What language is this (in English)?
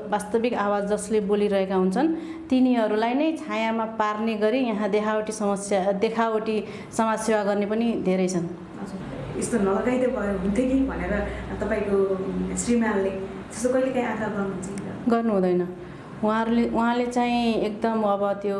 Nepali